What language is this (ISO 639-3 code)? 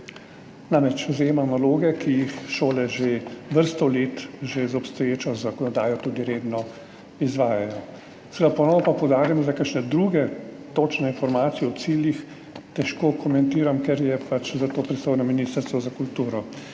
slv